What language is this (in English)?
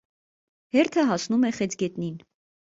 Armenian